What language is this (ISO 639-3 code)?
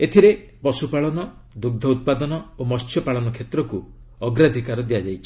ori